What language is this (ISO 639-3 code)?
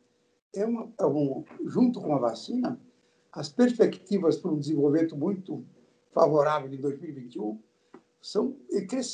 por